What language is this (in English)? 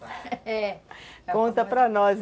Portuguese